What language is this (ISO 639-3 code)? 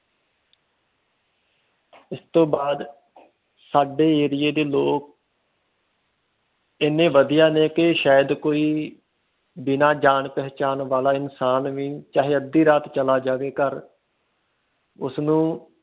pan